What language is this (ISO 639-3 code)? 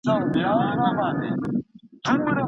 pus